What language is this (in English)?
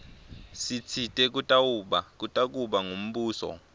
Swati